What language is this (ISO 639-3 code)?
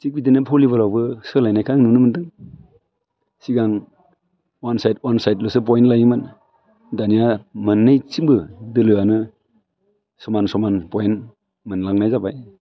brx